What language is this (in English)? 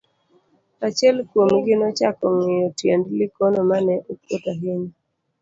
Luo (Kenya and Tanzania)